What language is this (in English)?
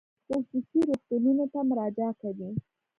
Pashto